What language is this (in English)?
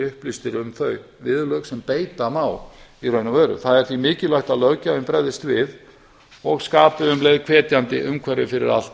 Icelandic